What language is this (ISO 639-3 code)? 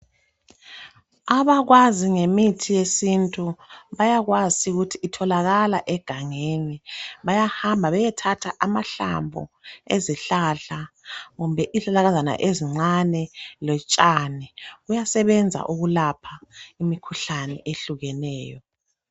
nde